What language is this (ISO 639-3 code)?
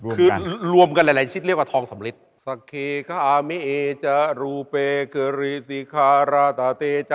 tha